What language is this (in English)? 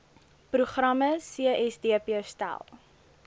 Afrikaans